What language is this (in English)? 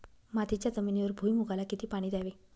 Marathi